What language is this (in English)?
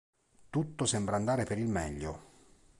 Italian